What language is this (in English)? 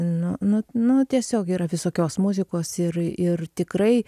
Lithuanian